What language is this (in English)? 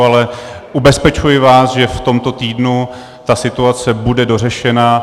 Czech